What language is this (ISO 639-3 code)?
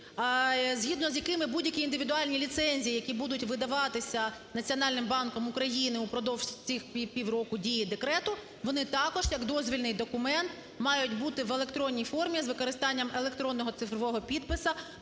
ukr